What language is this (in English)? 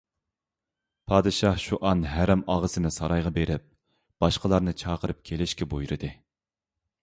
Uyghur